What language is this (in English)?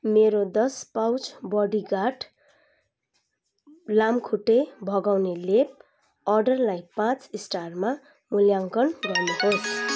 Nepali